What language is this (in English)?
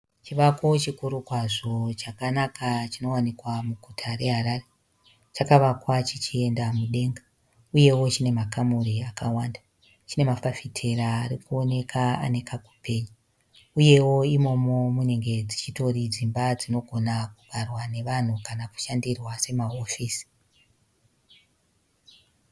Shona